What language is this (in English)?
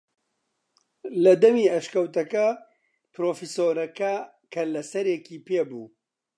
Central Kurdish